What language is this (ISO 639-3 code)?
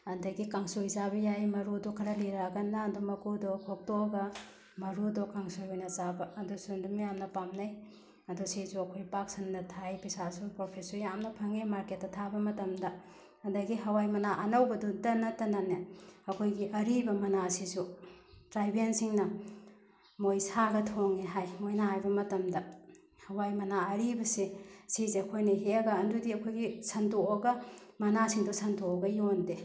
mni